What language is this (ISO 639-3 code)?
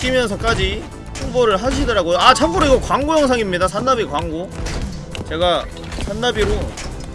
kor